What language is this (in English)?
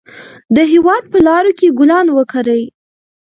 Pashto